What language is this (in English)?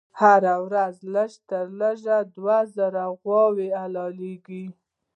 Pashto